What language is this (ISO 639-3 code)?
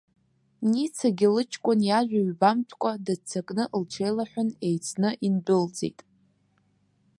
abk